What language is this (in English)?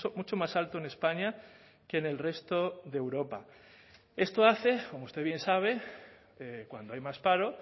Spanish